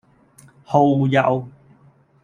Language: Cantonese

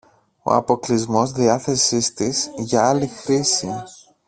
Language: Greek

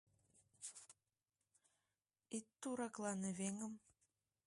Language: Mari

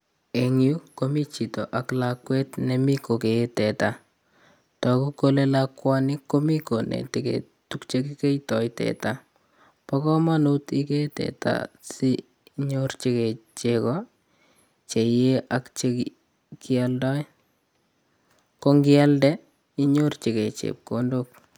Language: Kalenjin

